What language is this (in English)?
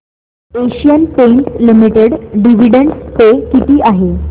Marathi